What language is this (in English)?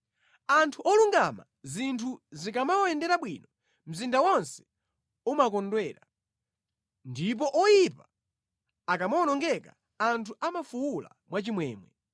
Nyanja